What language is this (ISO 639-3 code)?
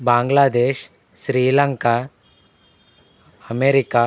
tel